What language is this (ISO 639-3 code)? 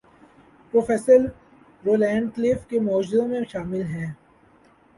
urd